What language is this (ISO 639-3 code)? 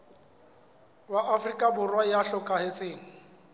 sot